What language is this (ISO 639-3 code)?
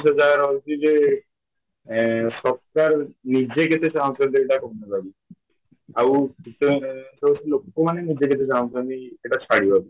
ori